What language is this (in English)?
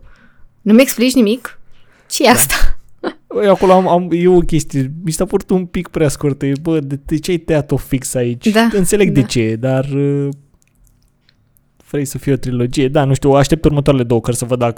Romanian